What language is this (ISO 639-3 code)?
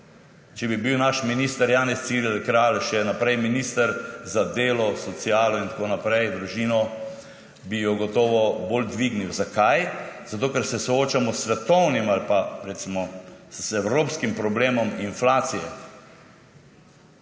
slv